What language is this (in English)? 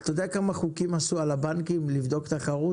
Hebrew